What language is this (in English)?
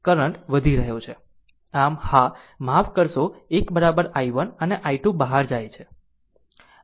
Gujarati